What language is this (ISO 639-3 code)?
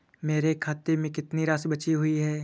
hin